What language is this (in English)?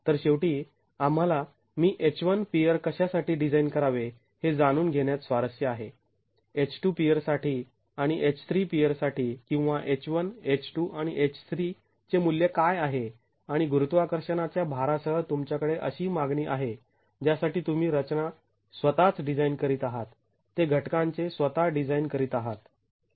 Marathi